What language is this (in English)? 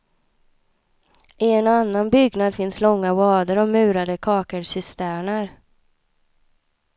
Swedish